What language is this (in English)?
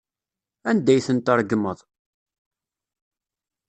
Kabyle